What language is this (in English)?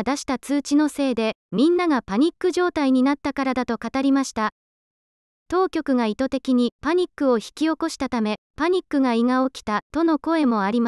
Japanese